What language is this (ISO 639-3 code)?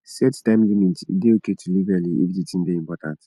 pcm